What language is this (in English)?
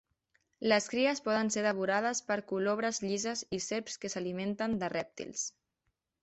Catalan